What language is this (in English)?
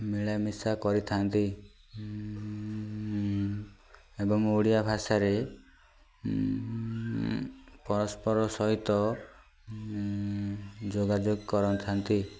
Odia